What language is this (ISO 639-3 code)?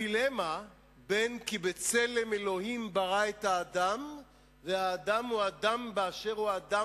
heb